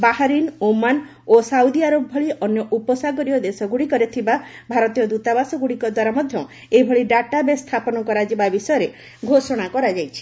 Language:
Odia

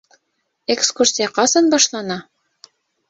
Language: Bashkir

